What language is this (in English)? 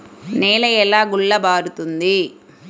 Telugu